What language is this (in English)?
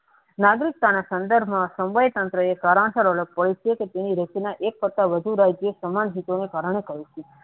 Gujarati